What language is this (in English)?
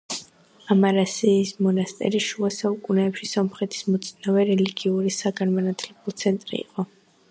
Georgian